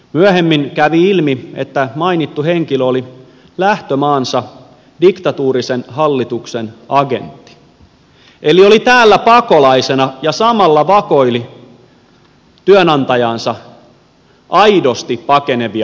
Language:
Finnish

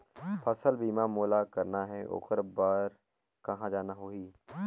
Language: Chhattisgarhi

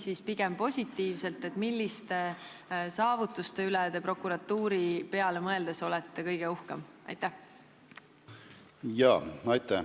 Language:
Estonian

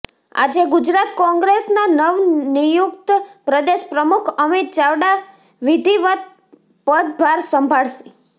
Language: Gujarati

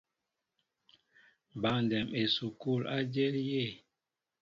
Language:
Mbo (Cameroon)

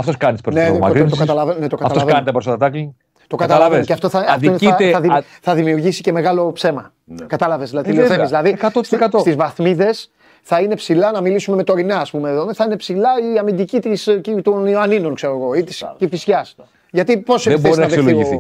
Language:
Greek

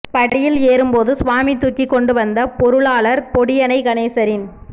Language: Tamil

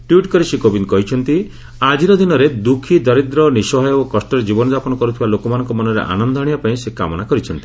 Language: Odia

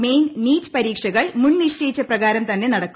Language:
Malayalam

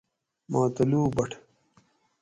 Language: Gawri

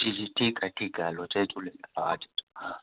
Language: Sindhi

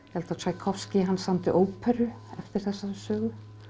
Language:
Icelandic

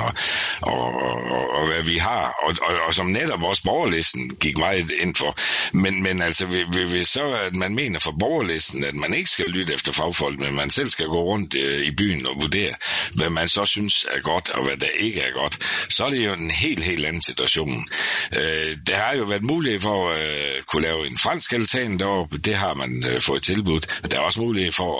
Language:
Danish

